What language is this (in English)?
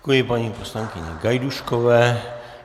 Czech